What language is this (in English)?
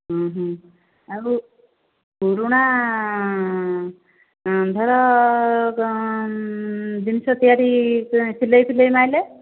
Odia